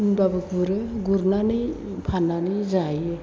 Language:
Bodo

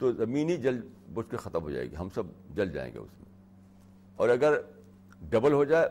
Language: Urdu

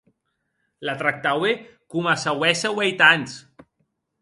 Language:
Occitan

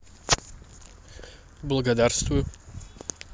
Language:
Russian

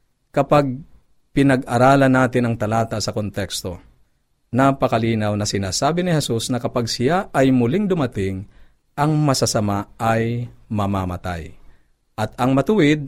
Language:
Filipino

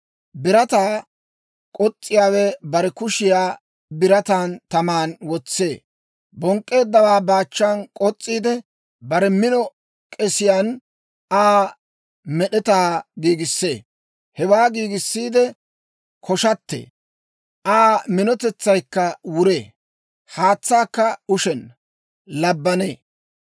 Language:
Dawro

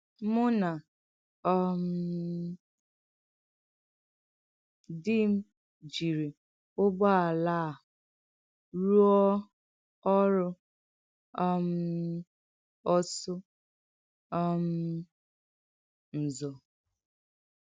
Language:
Igbo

